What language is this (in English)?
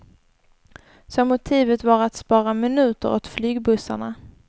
Swedish